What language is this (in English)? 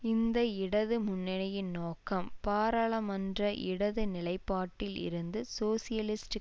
Tamil